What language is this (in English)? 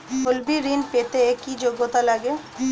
Bangla